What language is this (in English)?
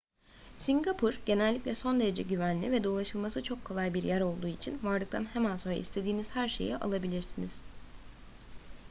Turkish